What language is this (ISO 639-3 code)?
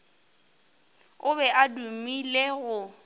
nso